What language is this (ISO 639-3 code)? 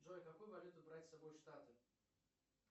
rus